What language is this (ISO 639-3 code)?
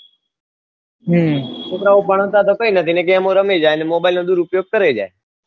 guj